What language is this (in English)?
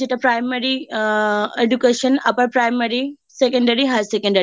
Bangla